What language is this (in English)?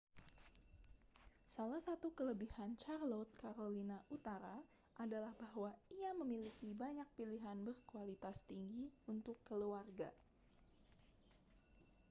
Indonesian